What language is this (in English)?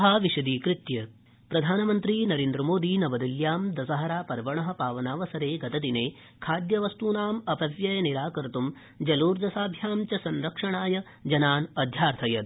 Sanskrit